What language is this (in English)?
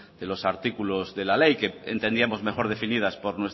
Spanish